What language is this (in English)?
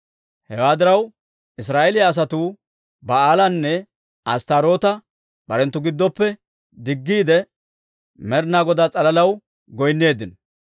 Dawro